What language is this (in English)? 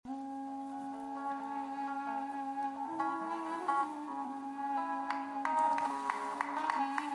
Turkish